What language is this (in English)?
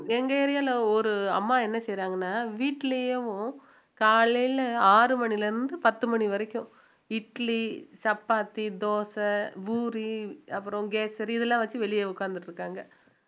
Tamil